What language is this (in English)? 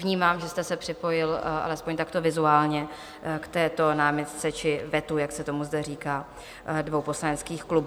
Czech